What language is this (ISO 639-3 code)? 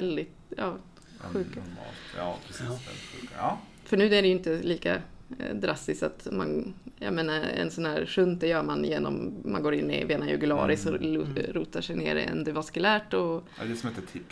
swe